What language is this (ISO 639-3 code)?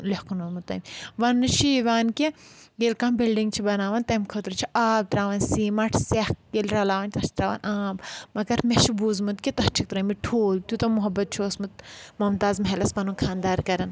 kas